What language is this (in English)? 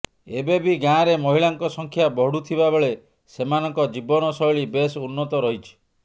Odia